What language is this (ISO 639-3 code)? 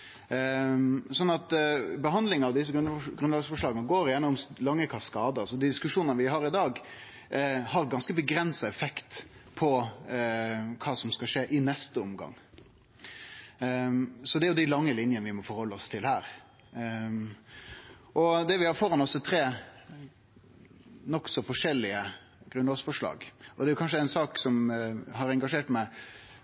nno